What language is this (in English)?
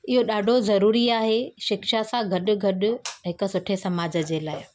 Sindhi